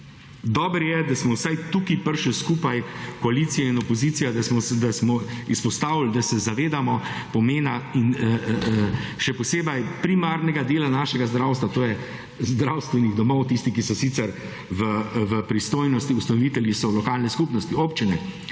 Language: Slovenian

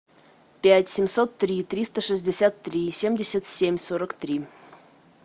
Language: Russian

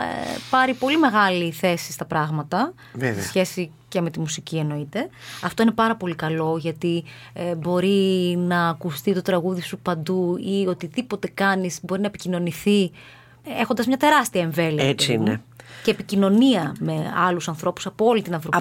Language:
Greek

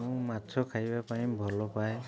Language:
Odia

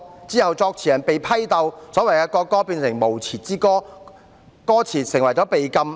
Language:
Cantonese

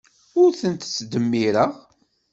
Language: Kabyle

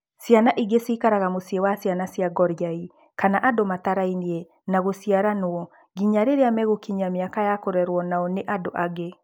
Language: Kikuyu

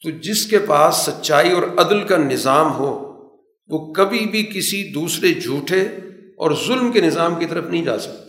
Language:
Urdu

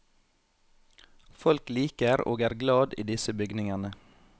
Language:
Norwegian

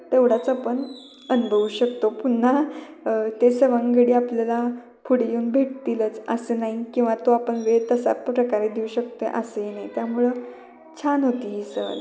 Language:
Marathi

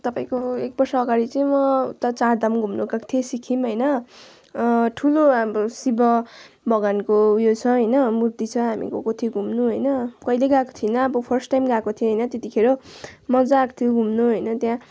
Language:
Nepali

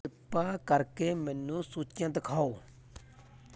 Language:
Punjabi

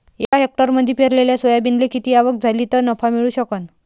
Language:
Marathi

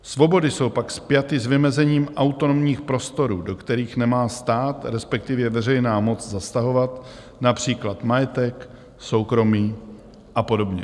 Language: Czech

